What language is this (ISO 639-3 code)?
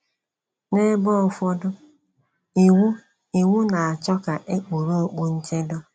ibo